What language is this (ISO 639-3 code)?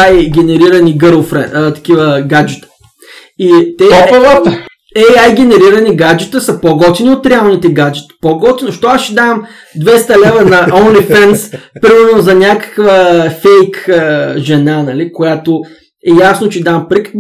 bul